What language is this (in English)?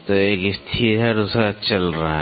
Hindi